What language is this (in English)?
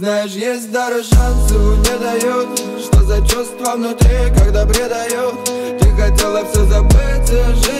Russian